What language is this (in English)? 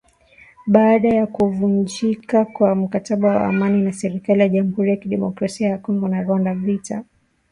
Swahili